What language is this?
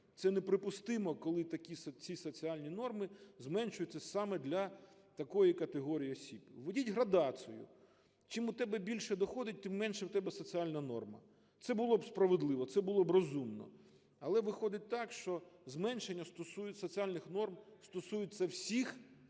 Ukrainian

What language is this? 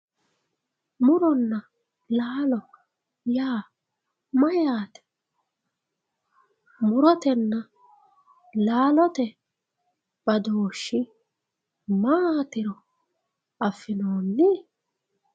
Sidamo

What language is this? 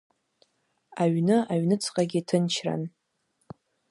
Abkhazian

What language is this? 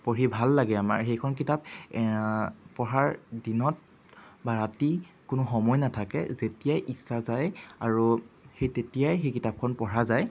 Assamese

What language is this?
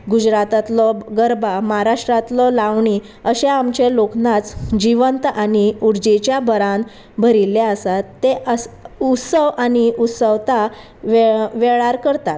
Konkani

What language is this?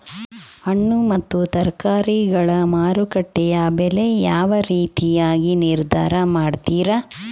Kannada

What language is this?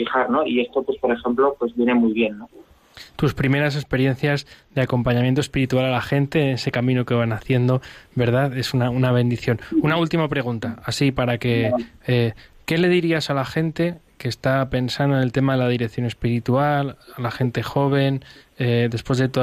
Spanish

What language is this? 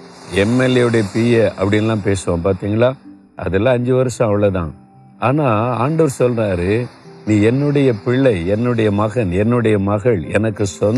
Tamil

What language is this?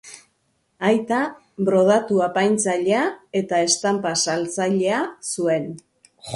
Basque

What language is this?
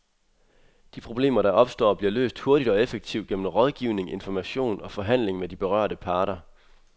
Danish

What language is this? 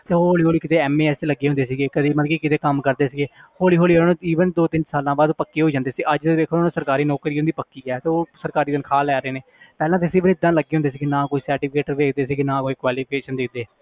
Punjabi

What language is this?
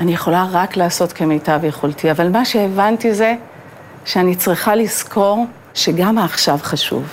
Hebrew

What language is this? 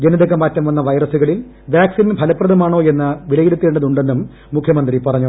Malayalam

